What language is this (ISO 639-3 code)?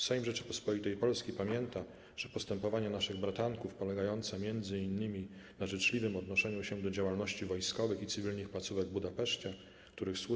pol